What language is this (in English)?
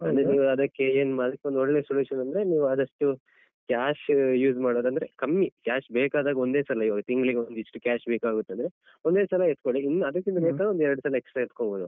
Kannada